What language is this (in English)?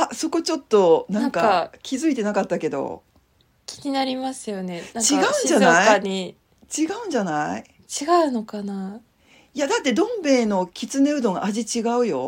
Japanese